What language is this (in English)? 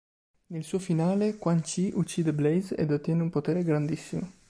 Italian